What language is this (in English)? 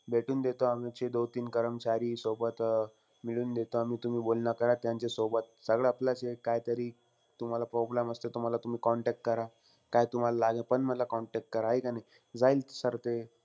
Marathi